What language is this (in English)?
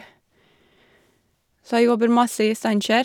Norwegian